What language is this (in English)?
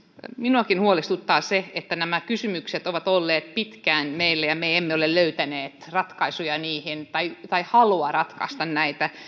Finnish